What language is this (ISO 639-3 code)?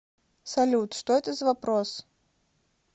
rus